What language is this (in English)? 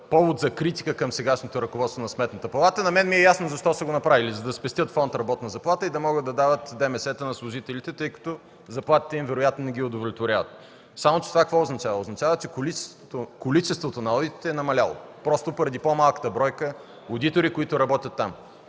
Bulgarian